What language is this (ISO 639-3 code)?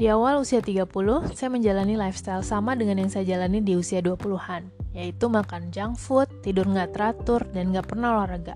ind